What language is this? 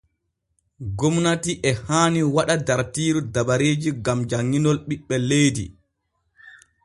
Borgu Fulfulde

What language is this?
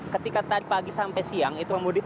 Indonesian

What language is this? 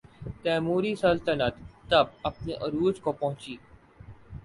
Urdu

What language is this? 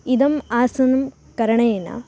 Sanskrit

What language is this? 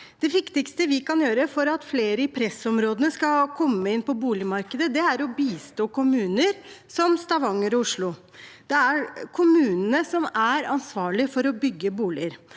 Norwegian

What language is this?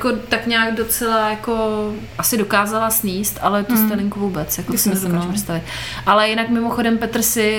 Czech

